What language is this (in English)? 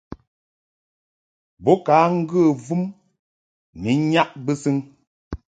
Mungaka